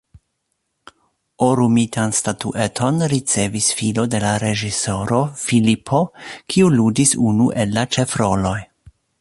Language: Esperanto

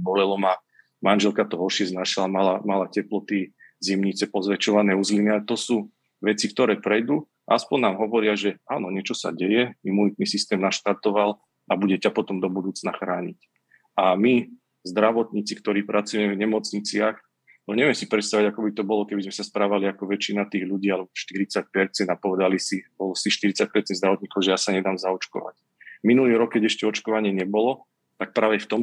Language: Slovak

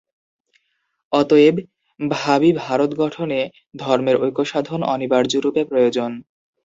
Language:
Bangla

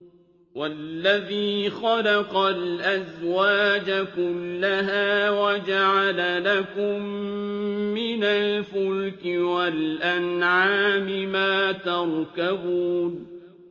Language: Arabic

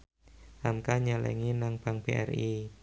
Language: Javanese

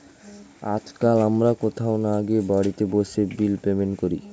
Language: Bangla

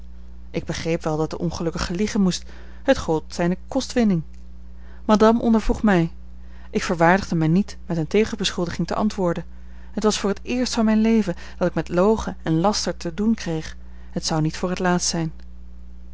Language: Dutch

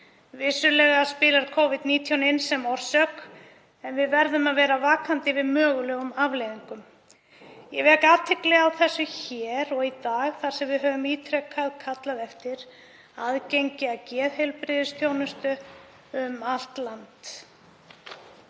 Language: Icelandic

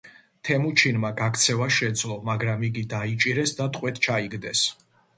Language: Georgian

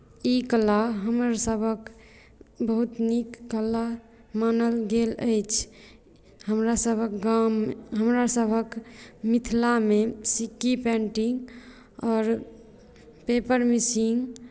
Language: Maithili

